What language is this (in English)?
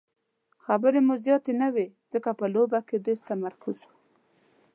Pashto